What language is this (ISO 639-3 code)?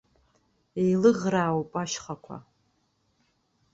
abk